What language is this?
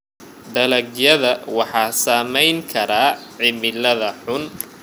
Somali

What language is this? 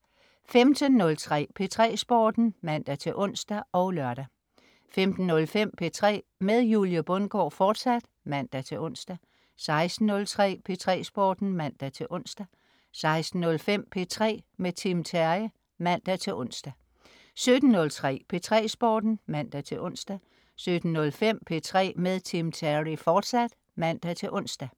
Danish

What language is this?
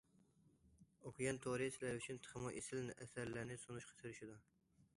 Uyghur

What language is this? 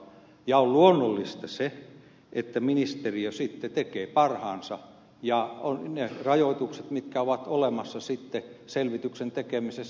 Finnish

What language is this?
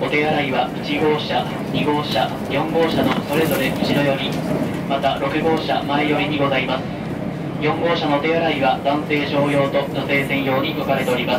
Japanese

